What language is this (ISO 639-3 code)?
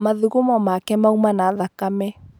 kik